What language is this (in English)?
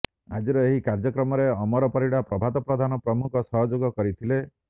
Odia